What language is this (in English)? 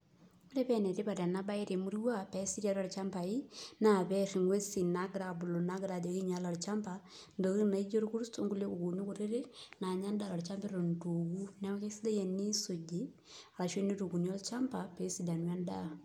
Masai